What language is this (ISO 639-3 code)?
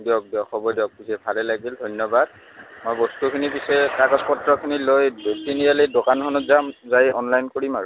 asm